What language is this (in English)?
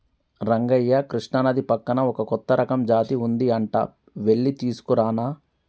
Telugu